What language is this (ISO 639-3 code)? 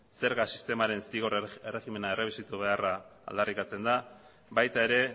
eus